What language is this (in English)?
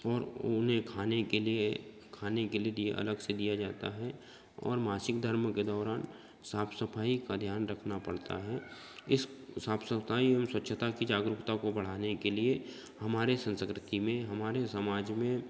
Hindi